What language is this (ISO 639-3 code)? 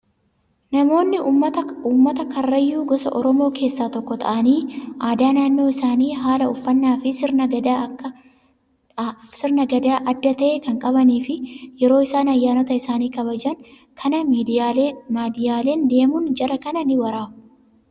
orm